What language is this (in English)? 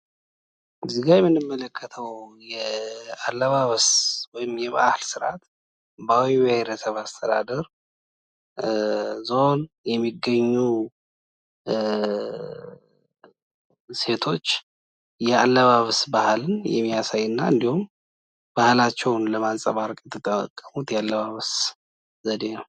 Amharic